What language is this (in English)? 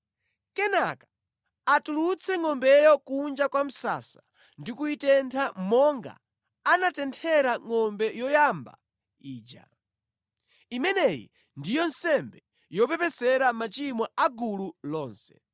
Nyanja